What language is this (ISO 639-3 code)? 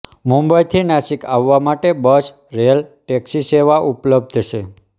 guj